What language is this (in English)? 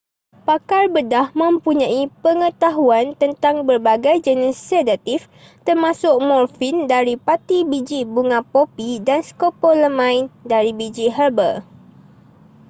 Malay